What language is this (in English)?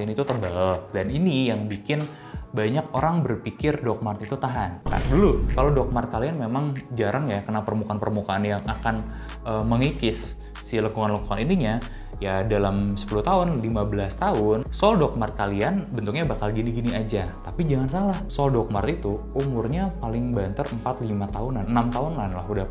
Indonesian